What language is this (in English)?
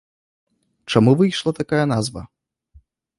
Belarusian